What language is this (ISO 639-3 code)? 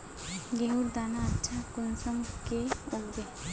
mag